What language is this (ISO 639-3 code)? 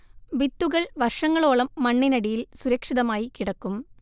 mal